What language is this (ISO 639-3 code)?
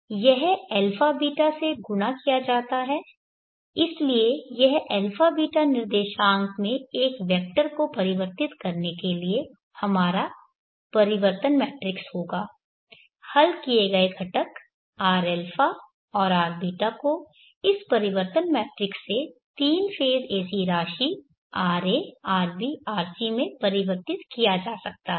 hin